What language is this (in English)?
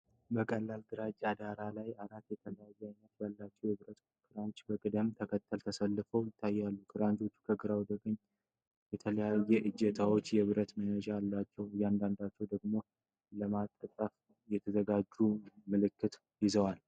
Amharic